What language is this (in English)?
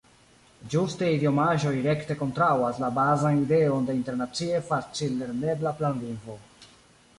Esperanto